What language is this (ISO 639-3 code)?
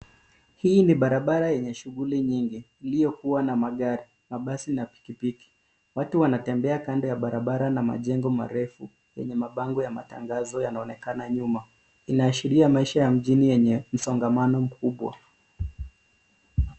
swa